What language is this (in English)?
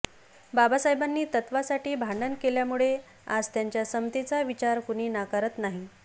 Marathi